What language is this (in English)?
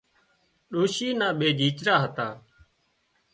Wadiyara Koli